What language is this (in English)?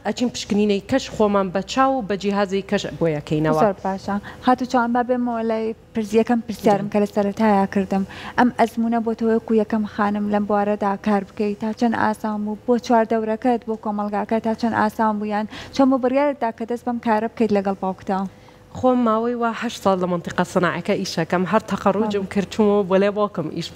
Arabic